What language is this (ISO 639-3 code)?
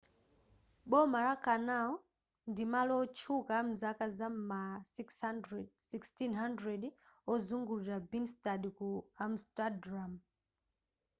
nya